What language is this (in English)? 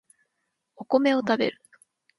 Japanese